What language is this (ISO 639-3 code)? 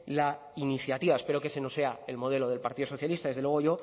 spa